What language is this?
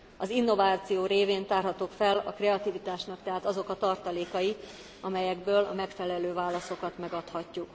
Hungarian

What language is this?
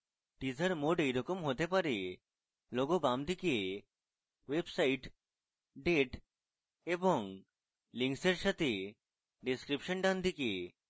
Bangla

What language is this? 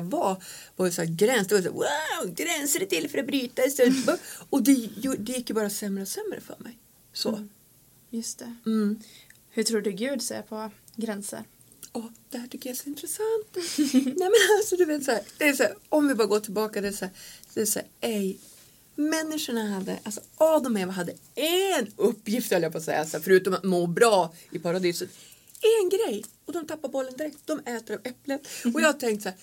Swedish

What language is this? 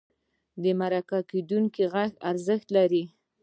Pashto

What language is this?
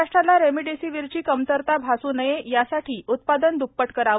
Marathi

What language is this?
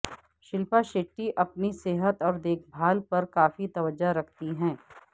Urdu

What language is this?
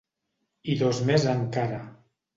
Catalan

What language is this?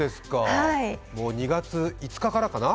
Japanese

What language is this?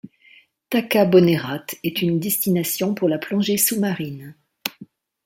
French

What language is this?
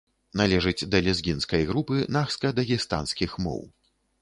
Belarusian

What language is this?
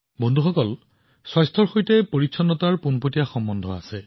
Assamese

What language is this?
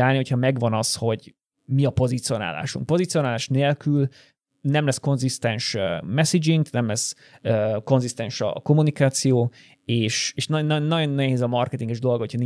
Hungarian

